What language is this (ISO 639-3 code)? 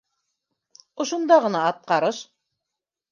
bak